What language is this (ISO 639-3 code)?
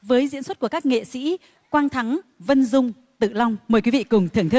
vie